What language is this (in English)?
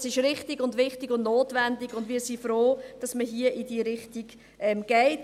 Swiss German